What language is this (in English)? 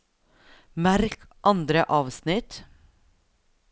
Norwegian